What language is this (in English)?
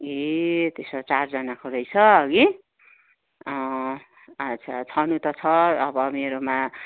Nepali